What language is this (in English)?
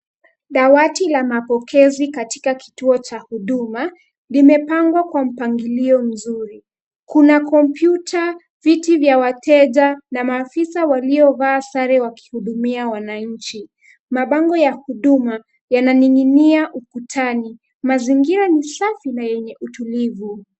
Swahili